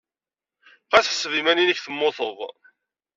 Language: Kabyle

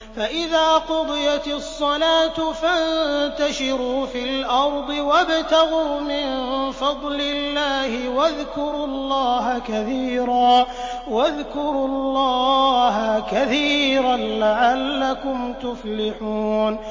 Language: Arabic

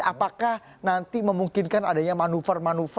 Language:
Indonesian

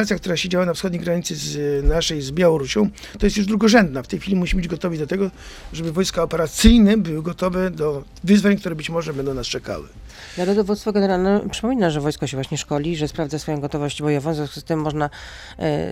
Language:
Polish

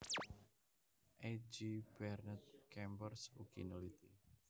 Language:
Javanese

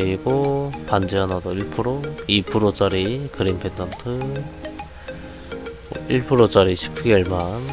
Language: Korean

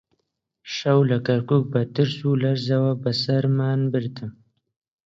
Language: Central Kurdish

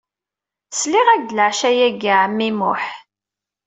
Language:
Kabyle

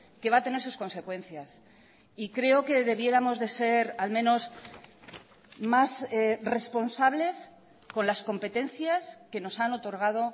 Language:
Spanish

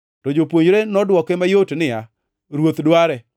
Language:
Luo (Kenya and Tanzania)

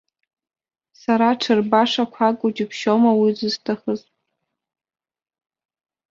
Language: Abkhazian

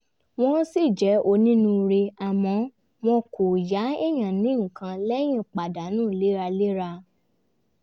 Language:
Yoruba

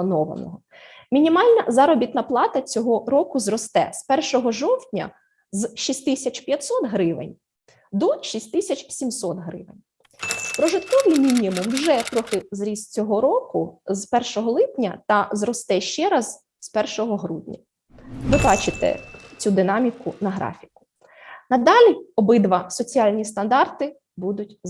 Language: Ukrainian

